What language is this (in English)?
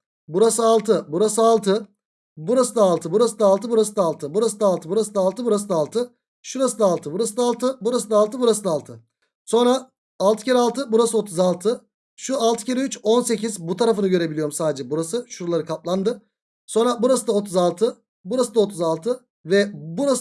Turkish